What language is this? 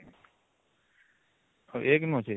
Odia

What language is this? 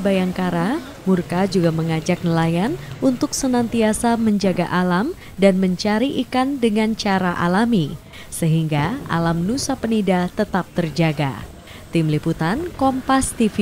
Indonesian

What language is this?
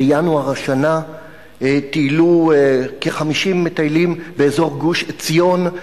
Hebrew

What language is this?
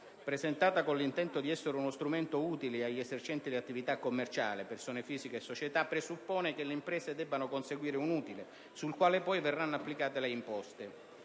Italian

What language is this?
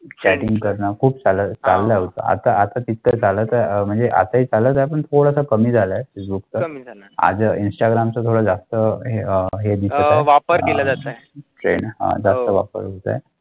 Marathi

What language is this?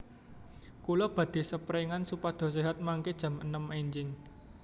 Javanese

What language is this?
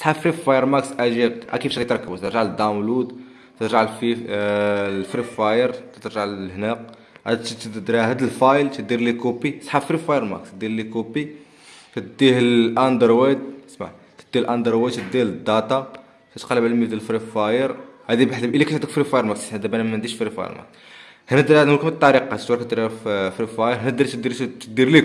Arabic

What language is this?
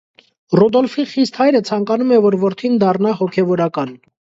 Armenian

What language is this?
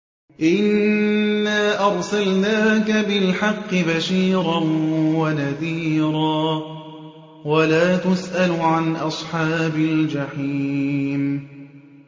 Arabic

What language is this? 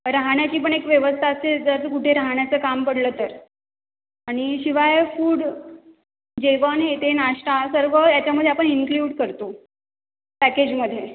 Marathi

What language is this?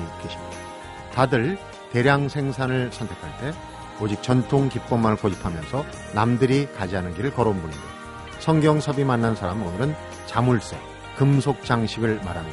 Korean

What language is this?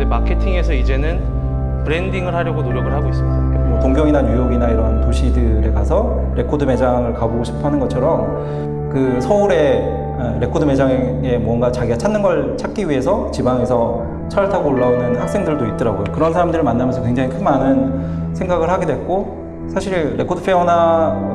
Korean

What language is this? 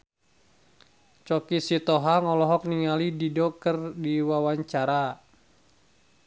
Sundanese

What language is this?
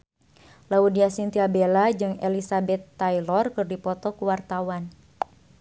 Sundanese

